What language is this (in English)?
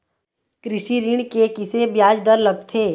Chhattisgarhi